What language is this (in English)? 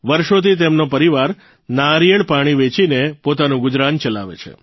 Gujarati